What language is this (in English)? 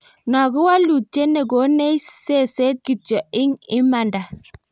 Kalenjin